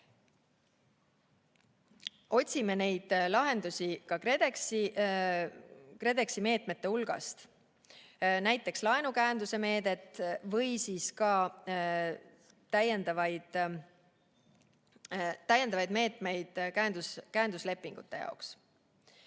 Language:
Estonian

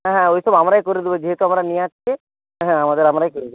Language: Bangla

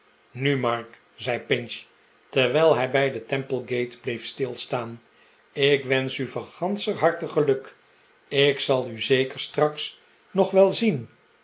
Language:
Dutch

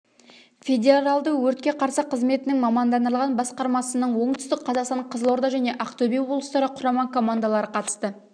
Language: Kazakh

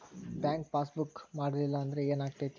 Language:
Kannada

